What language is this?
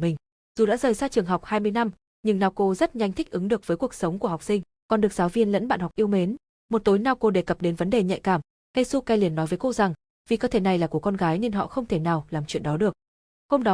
Vietnamese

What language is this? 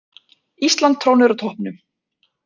Icelandic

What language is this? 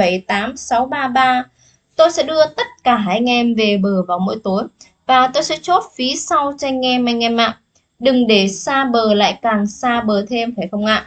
Vietnamese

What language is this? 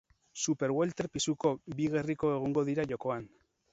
Basque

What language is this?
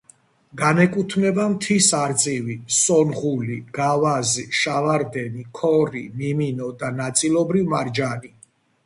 Georgian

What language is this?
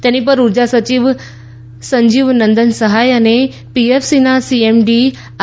Gujarati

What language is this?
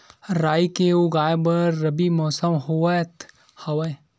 Chhattisgarhi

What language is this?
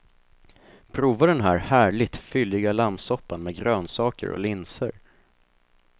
Swedish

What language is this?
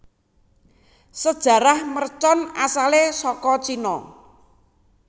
Javanese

